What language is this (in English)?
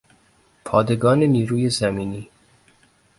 Persian